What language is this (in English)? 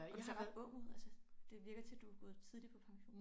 Danish